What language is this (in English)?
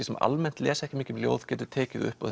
Icelandic